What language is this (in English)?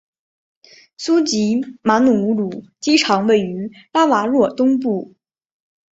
Chinese